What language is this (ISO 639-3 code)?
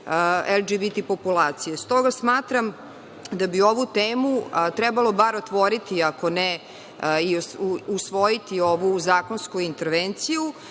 srp